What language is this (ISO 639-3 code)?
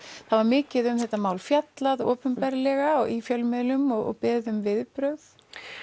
isl